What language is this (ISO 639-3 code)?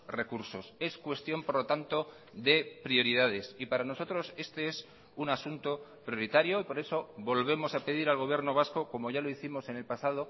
spa